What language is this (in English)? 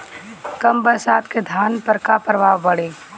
Bhojpuri